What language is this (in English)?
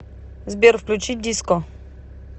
Russian